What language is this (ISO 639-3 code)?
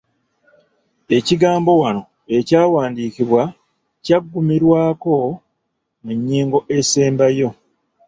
lug